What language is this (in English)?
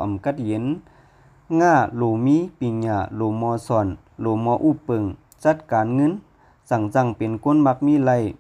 Thai